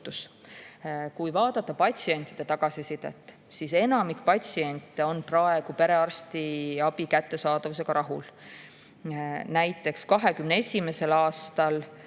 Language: Estonian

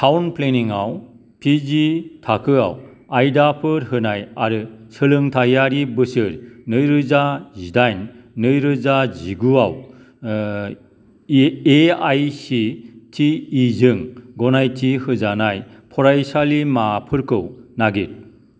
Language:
Bodo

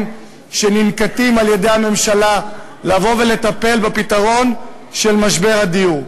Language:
Hebrew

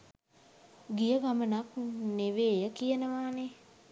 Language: Sinhala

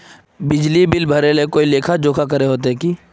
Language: Magahi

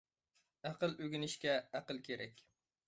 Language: Uyghur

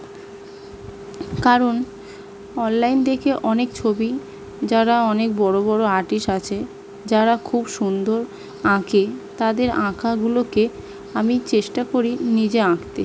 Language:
Bangla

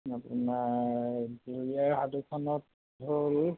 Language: Assamese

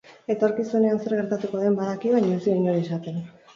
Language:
Basque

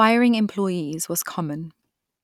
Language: English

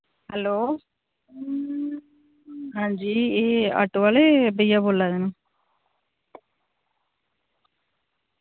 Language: Dogri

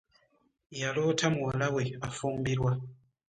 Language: Ganda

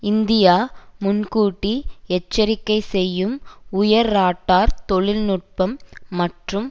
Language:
Tamil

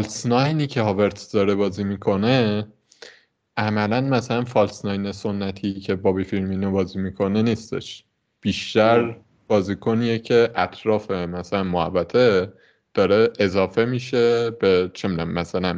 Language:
Persian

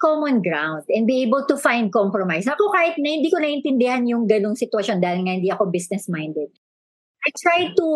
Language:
Filipino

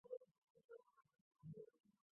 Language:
Chinese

